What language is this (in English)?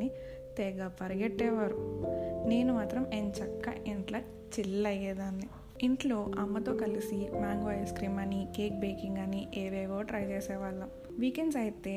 Telugu